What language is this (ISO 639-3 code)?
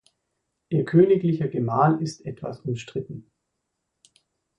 deu